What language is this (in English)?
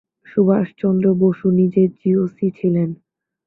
Bangla